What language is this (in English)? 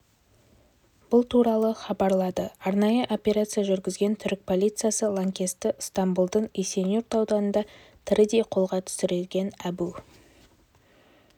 Kazakh